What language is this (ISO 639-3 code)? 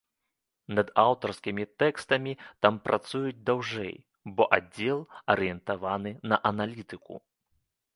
bel